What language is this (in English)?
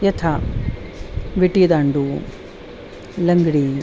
Sanskrit